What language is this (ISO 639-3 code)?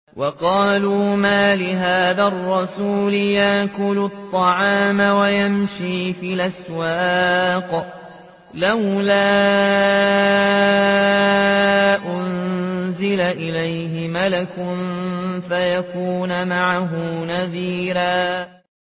ara